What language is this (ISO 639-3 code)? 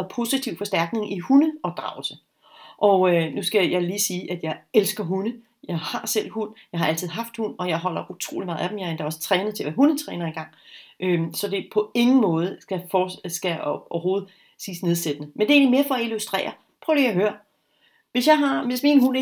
dan